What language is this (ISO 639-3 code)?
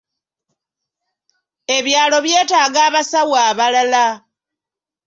lug